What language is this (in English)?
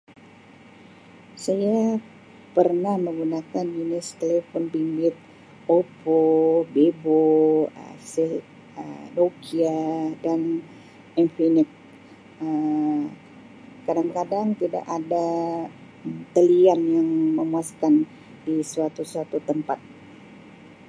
Sabah Malay